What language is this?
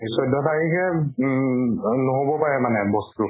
Assamese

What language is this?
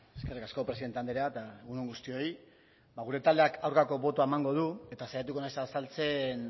Basque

